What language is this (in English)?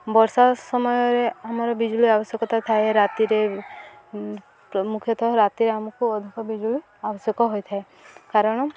Odia